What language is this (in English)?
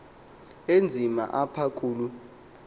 Xhosa